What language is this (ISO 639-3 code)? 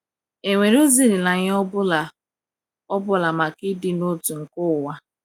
ibo